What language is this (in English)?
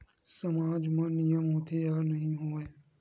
Chhattisgarhi